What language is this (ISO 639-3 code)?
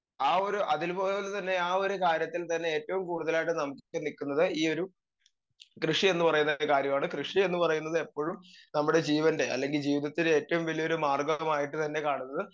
mal